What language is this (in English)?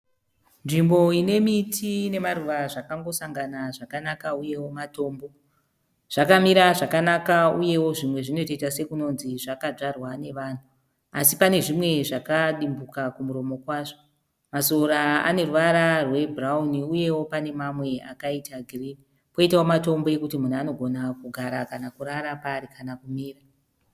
Shona